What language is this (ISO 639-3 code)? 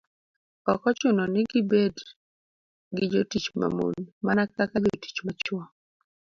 luo